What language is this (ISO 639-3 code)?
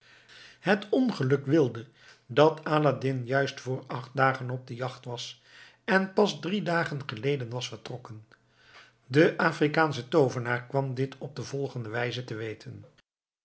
nld